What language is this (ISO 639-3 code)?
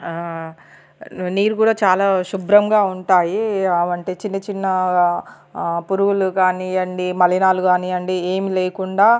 tel